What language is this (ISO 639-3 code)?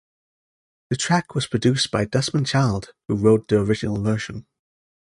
eng